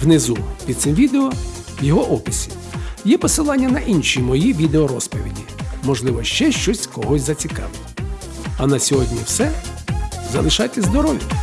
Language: Ukrainian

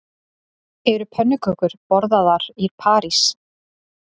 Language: Icelandic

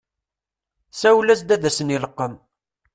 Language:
Kabyle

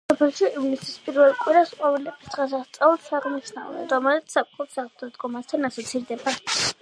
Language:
Georgian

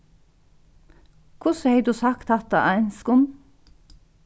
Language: Faroese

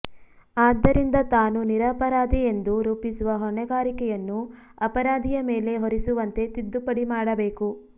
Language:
Kannada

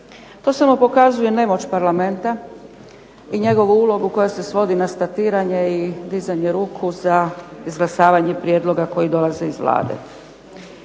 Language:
Croatian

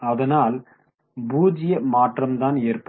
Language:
Tamil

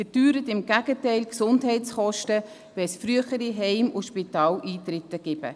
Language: Swiss German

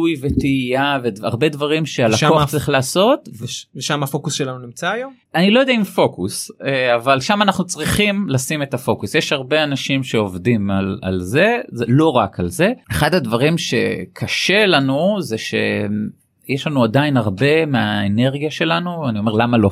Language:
Hebrew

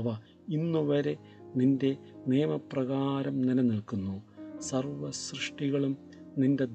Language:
Malayalam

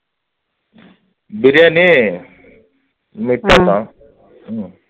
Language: Tamil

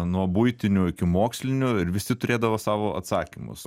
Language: Lithuanian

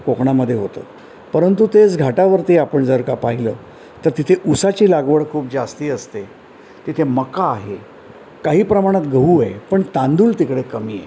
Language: Marathi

